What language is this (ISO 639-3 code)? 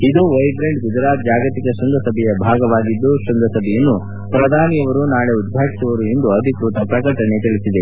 kan